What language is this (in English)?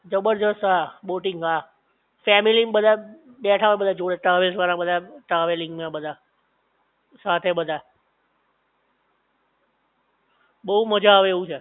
Gujarati